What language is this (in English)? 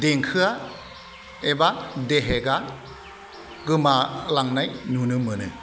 Bodo